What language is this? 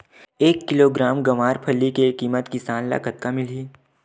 Chhattisgarhi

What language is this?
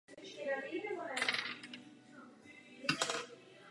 Czech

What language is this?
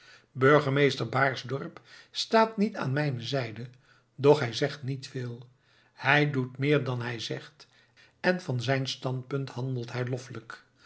Dutch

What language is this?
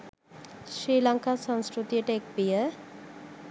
Sinhala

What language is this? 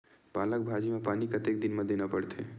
Chhattisgarhi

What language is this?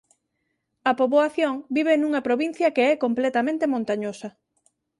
Galician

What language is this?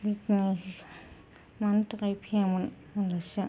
Bodo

